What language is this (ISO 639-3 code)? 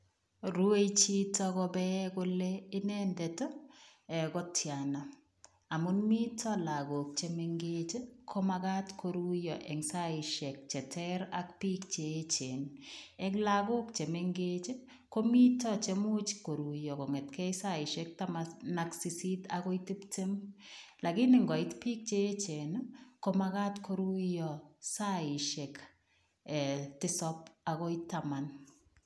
kln